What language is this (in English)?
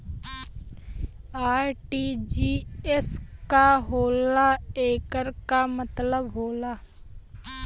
Bhojpuri